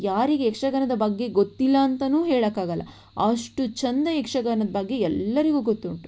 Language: Kannada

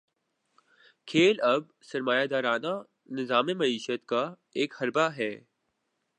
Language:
Urdu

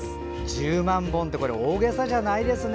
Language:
Japanese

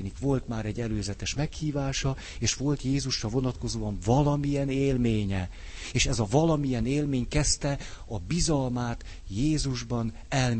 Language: Hungarian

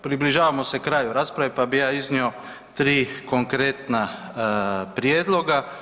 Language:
Croatian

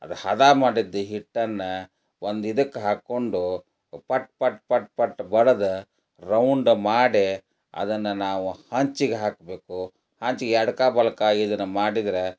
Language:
Kannada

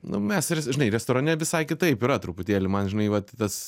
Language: Lithuanian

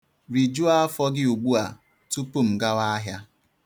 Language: Igbo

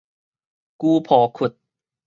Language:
Min Nan Chinese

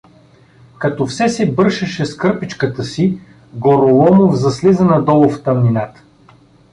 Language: Bulgarian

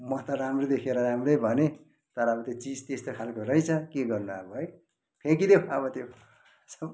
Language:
Nepali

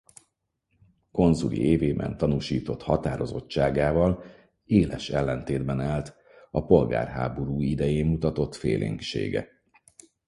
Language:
Hungarian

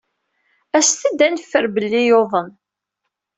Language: Kabyle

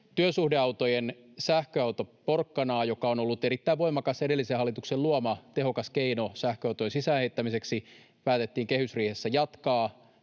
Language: Finnish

